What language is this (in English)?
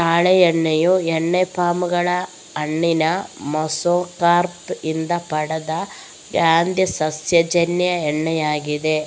Kannada